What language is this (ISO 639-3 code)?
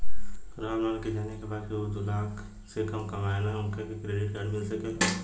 bho